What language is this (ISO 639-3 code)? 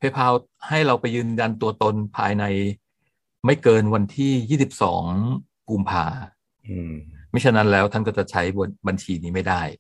tha